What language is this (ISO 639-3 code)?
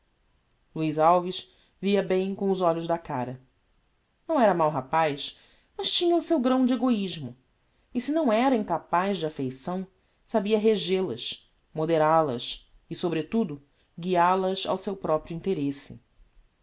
por